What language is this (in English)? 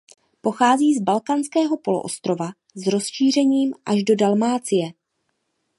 Czech